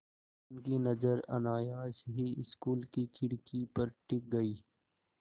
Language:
Hindi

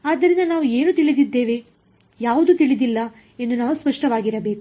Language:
Kannada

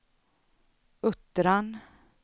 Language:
Swedish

